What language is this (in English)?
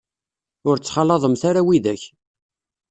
Kabyle